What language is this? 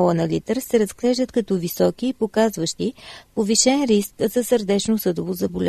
Bulgarian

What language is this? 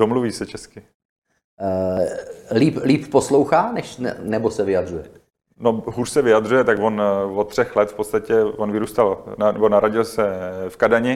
Czech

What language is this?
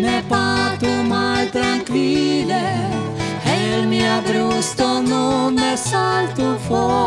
Esperanto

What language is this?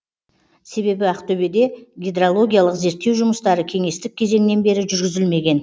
Kazakh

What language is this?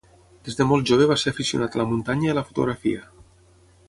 Catalan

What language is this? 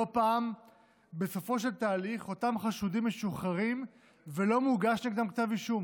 Hebrew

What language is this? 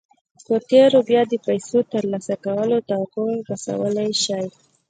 Pashto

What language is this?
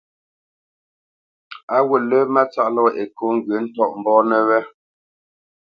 Bamenyam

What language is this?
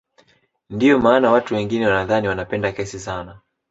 Swahili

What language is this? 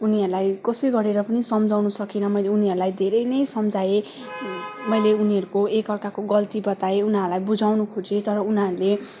Nepali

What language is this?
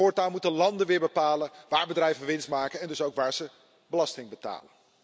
Dutch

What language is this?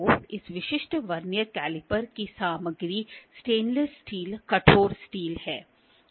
Hindi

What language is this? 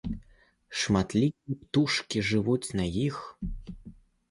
Belarusian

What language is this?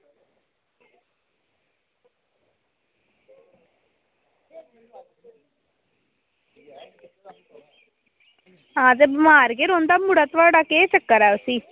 Dogri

